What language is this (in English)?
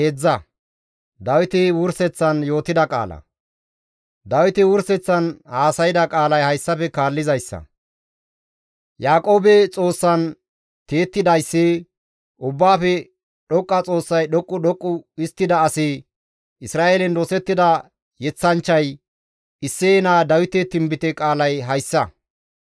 Gamo